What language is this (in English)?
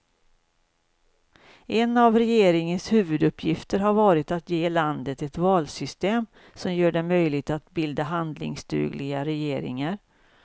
Swedish